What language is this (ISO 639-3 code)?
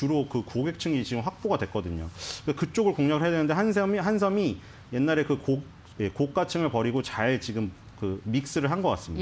kor